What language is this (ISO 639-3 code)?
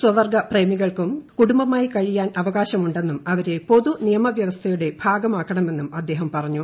mal